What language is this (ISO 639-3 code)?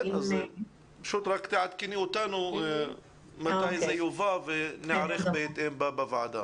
heb